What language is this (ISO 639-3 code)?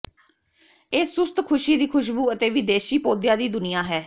pan